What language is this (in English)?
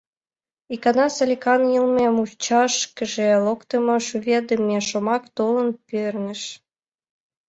Mari